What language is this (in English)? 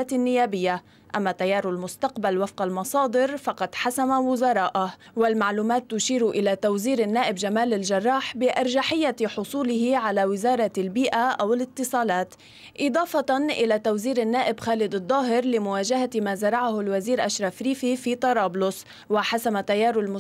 Arabic